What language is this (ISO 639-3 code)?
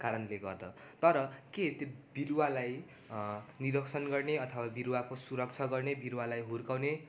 nep